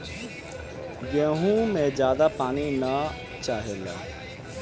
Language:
Bhojpuri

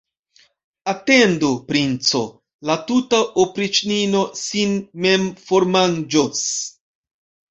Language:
Esperanto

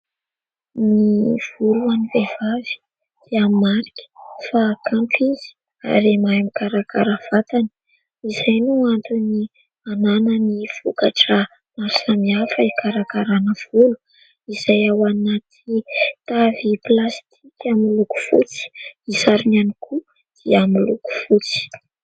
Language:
Malagasy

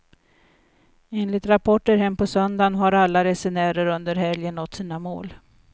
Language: Swedish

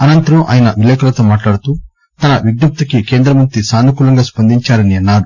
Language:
Telugu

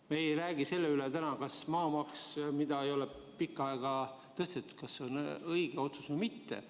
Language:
Estonian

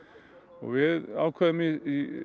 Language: Icelandic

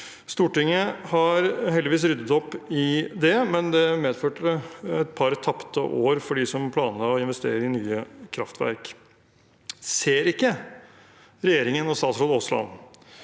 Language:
Norwegian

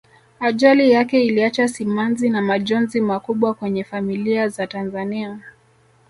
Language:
Swahili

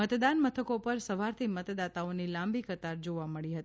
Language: Gujarati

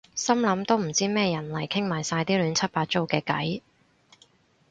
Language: Cantonese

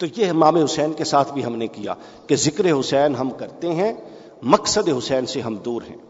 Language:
Urdu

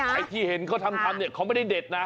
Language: Thai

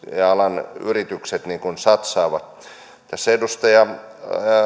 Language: Finnish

